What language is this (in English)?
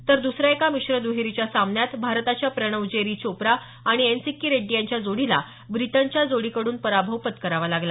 Marathi